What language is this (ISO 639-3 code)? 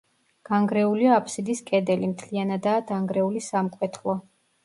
kat